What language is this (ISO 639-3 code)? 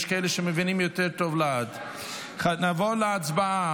heb